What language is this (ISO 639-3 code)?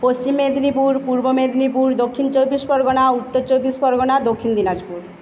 ben